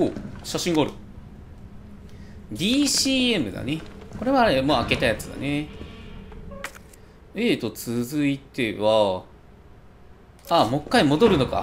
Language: Japanese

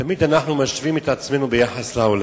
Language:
Hebrew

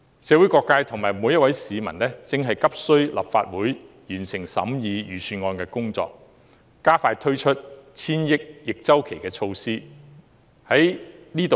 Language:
Cantonese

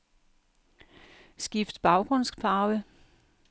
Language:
Danish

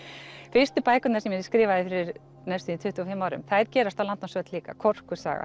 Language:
Icelandic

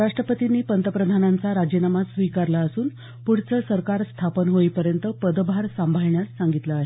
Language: Marathi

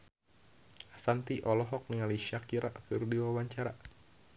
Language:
Sundanese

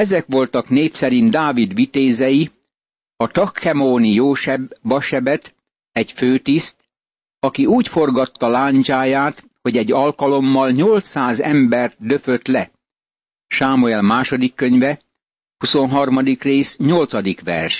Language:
Hungarian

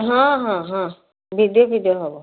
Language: Odia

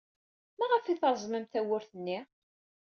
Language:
Kabyle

